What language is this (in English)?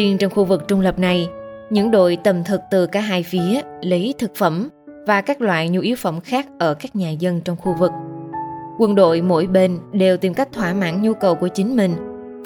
Vietnamese